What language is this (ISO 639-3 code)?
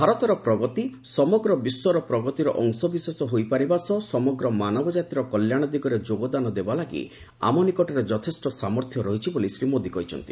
ori